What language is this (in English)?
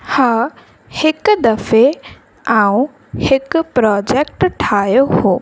Sindhi